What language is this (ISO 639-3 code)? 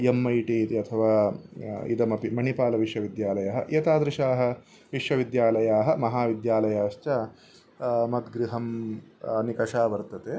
san